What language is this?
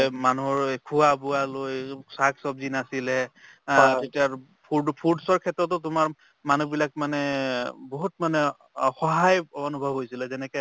Assamese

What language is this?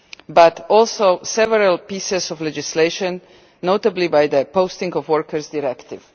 English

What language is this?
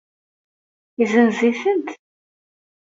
Kabyle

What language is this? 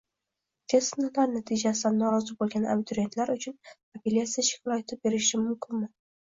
Uzbek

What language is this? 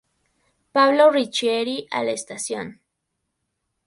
Spanish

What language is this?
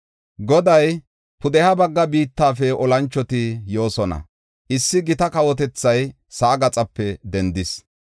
Gofa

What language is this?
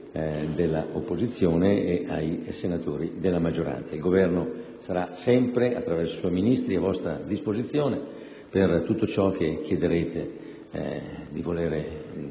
Italian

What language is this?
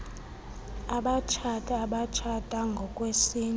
Xhosa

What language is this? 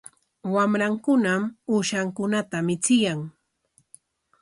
Corongo Ancash Quechua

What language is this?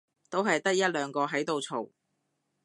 Cantonese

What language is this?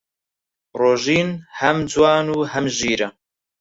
Central Kurdish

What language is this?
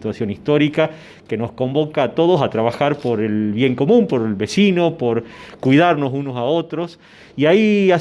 Spanish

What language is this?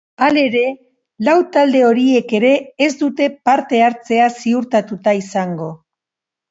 Basque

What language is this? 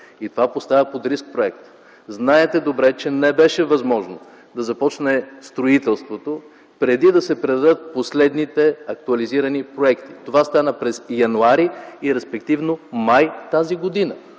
Bulgarian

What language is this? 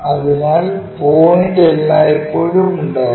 Malayalam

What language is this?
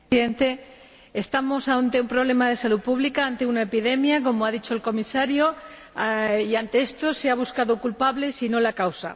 Spanish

